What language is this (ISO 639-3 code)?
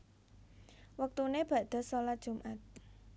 jav